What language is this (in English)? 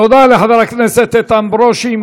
Hebrew